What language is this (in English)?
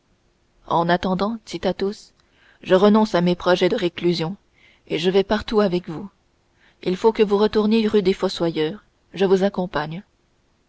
French